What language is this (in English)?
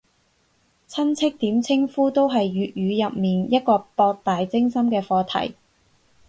Cantonese